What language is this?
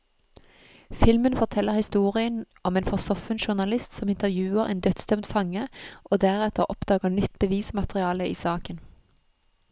Norwegian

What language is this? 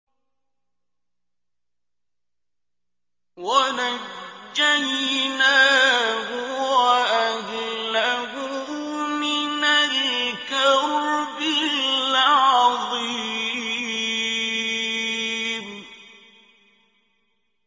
Arabic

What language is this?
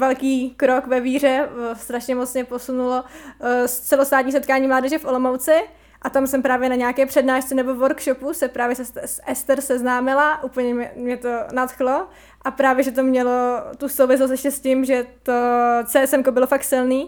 Czech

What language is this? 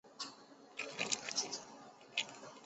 Chinese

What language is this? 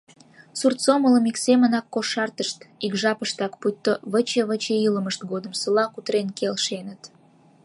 Mari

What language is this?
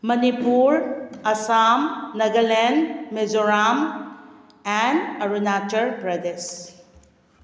Manipuri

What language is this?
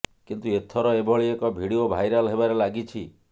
Odia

